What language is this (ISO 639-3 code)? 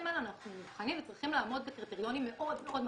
heb